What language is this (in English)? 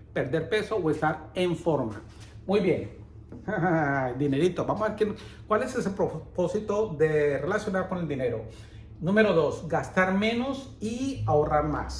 Spanish